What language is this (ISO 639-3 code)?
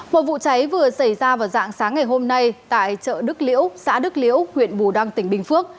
vie